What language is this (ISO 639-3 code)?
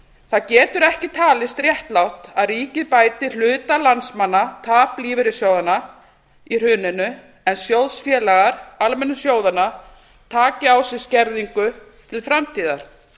isl